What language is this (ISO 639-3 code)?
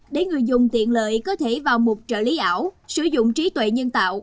vie